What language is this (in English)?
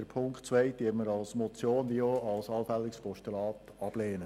Swiss German